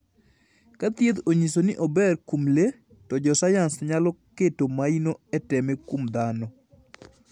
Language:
Luo (Kenya and Tanzania)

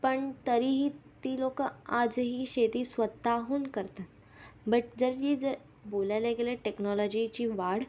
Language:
Marathi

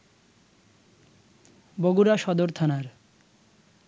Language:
Bangla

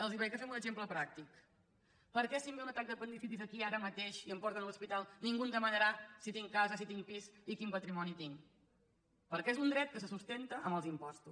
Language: Catalan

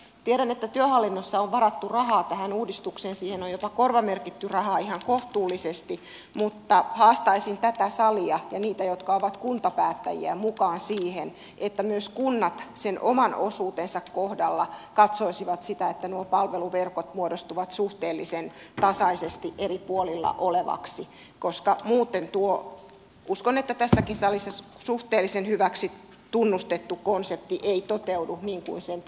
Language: Finnish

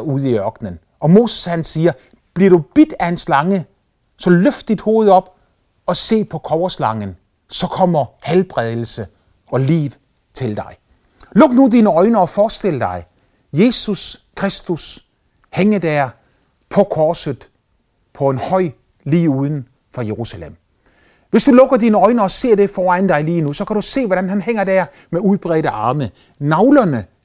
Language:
Danish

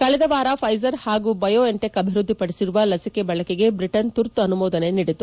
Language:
Kannada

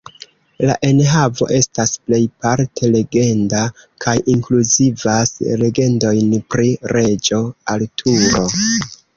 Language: Esperanto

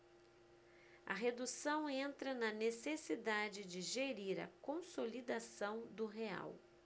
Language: Portuguese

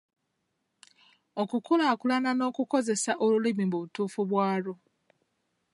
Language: Ganda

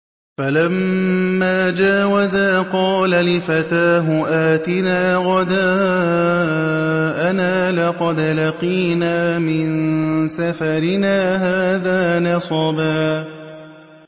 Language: Arabic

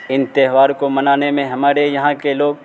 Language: Urdu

